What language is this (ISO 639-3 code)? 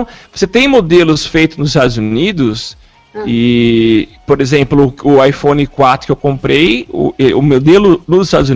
por